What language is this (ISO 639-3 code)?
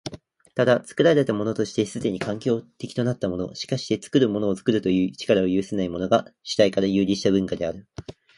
jpn